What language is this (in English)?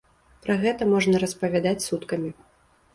Belarusian